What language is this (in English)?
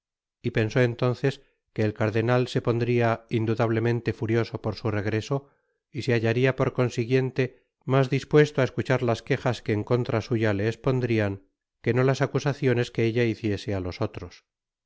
Spanish